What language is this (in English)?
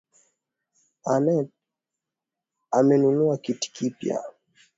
Swahili